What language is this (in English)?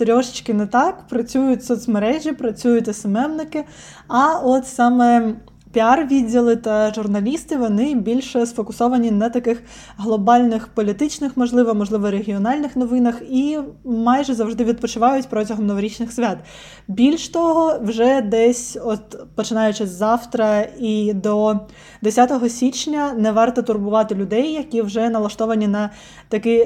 Ukrainian